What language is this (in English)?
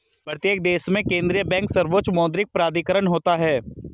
Hindi